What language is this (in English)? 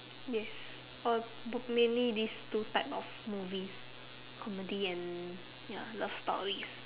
English